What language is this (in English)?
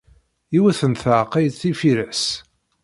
Kabyle